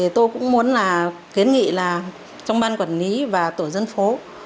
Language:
Vietnamese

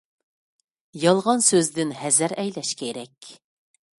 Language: Uyghur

